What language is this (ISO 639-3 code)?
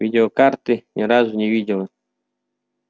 rus